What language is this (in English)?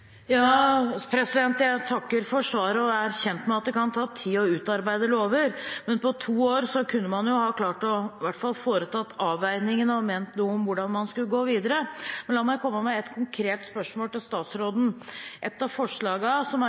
Norwegian Bokmål